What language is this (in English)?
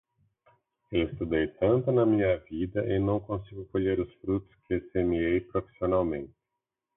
Portuguese